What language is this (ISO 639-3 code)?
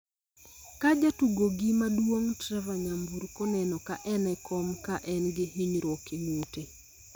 luo